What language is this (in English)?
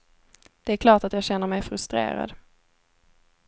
Swedish